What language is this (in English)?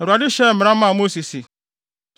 Akan